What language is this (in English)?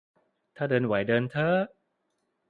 Thai